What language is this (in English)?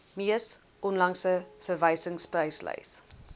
Afrikaans